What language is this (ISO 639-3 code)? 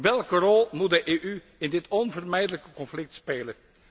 nld